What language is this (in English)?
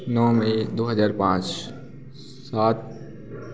Hindi